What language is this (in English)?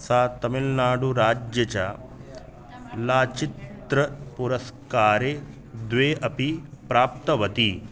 Sanskrit